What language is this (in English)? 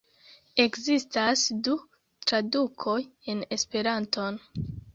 Esperanto